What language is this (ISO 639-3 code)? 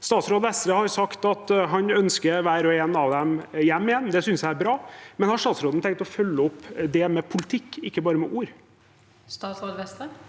nor